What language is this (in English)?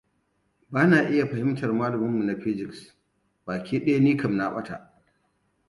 Hausa